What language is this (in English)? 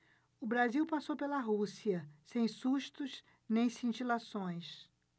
Portuguese